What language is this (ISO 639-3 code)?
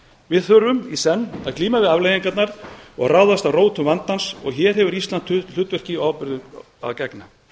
isl